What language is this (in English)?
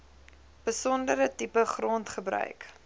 Afrikaans